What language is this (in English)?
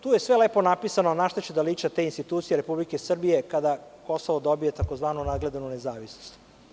Serbian